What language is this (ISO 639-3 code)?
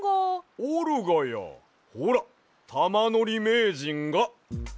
jpn